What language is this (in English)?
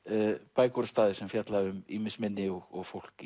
Icelandic